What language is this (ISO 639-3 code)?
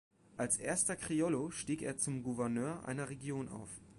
deu